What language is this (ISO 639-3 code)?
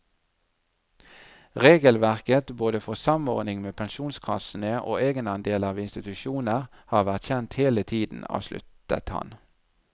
nor